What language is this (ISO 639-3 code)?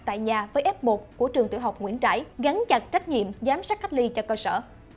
vie